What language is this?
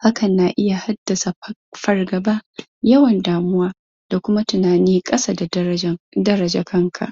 Hausa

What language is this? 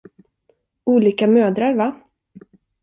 Swedish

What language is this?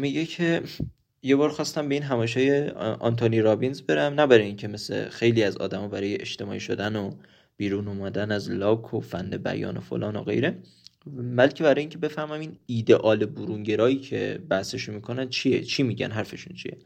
Persian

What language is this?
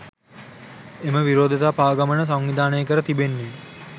Sinhala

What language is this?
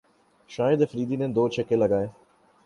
Urdu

